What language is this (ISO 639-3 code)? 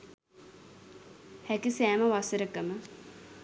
sin